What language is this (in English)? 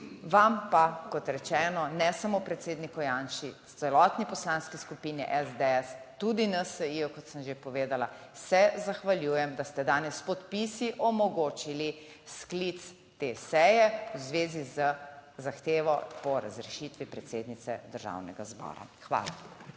Slovenian